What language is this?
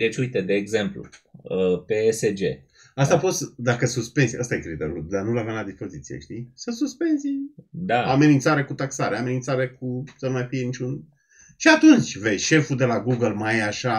Romanian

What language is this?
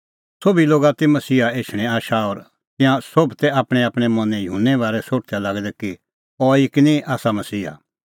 Kullu Pahari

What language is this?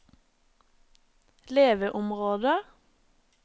Norwegian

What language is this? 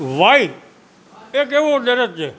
Gujarati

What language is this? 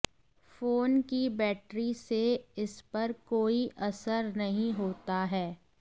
Hindi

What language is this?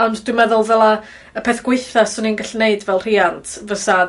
Welsh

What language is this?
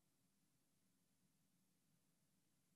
Hebrew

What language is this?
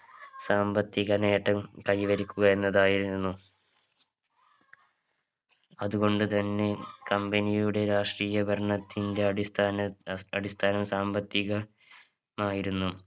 Malayalam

